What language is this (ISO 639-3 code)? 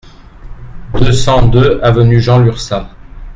fra